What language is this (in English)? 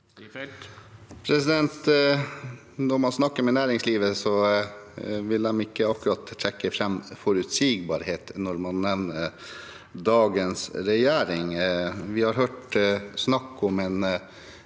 Norwegian